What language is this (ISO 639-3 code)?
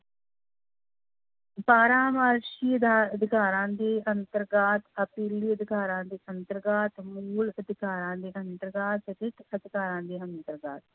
pan